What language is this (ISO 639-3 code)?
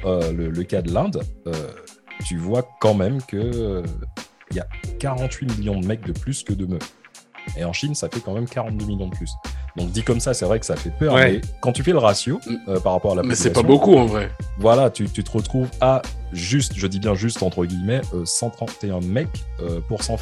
fra